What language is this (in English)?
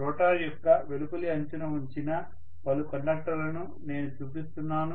Telugu